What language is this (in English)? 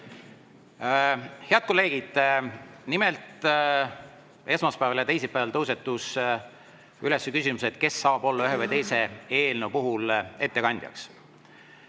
Estonian